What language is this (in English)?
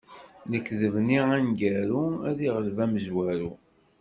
Kabyle